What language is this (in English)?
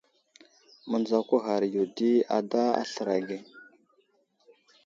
Wuzlam